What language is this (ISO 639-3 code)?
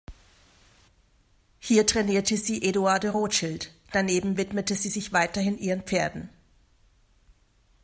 deu